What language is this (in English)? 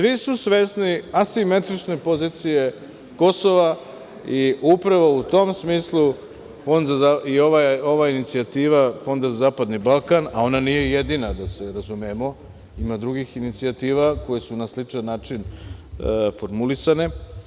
Serbian